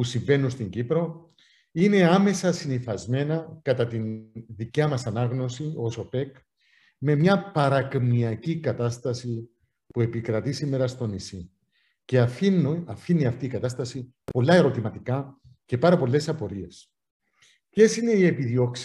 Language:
Greek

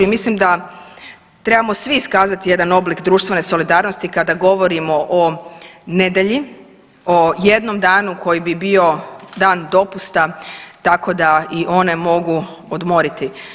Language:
Croatian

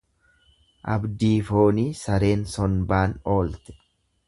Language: Oromo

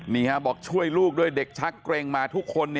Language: Thai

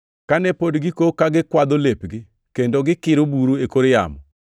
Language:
Luo (Kenya and Tanzania)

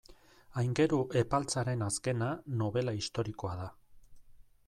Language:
Basque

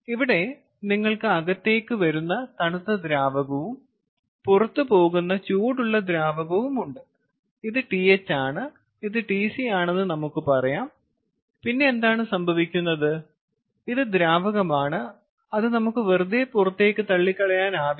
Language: Malayalam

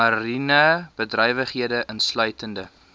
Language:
Afrikaans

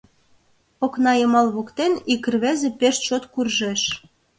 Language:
Mari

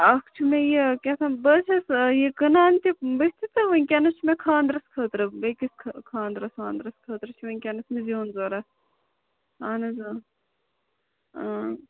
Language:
Kashmiri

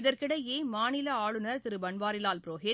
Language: Tamil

